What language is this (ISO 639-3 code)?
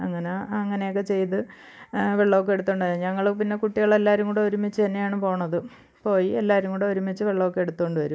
mal